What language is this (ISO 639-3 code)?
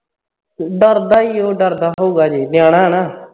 pan